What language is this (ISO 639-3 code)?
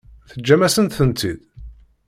kab